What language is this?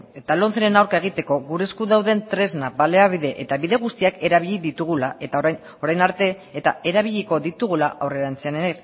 Basque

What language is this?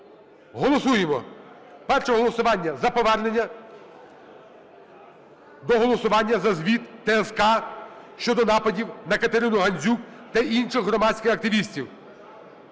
Ukrainian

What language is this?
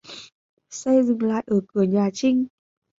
Vietnamese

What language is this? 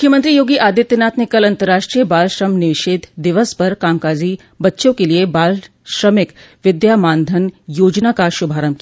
Hindi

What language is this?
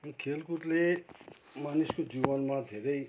Nepali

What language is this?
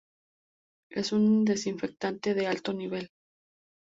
Spanish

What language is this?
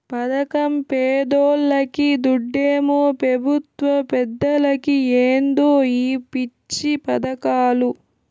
Telugu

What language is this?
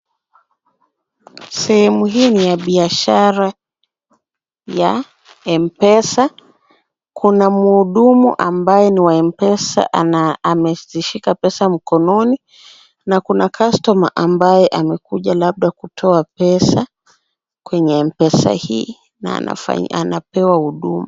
Swahili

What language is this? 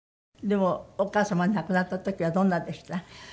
Japanese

